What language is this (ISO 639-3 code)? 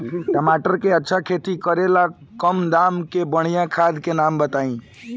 bho